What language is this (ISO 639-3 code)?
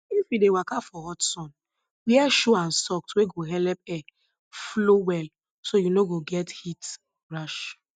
pcm